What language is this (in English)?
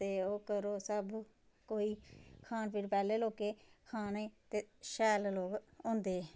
Dogri